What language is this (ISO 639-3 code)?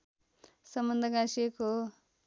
nep